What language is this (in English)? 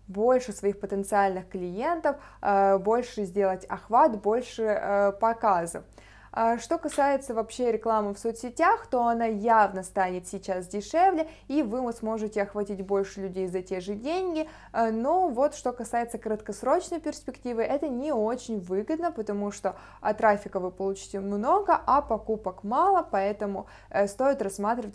Russian